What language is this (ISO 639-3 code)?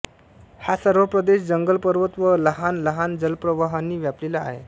mar